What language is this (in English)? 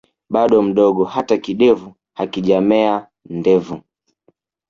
Swahili